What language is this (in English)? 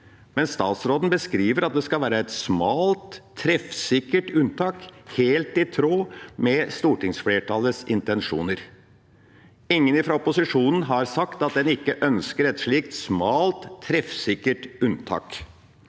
Norwegian